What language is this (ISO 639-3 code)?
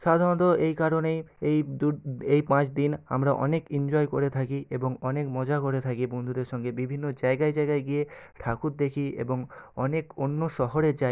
ben